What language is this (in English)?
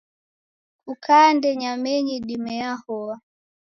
Taita